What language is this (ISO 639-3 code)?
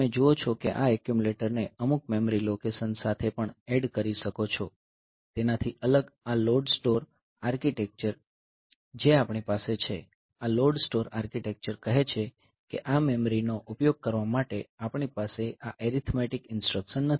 guj